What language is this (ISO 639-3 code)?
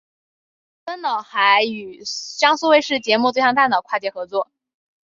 zho